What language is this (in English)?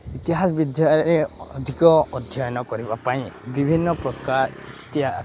Odia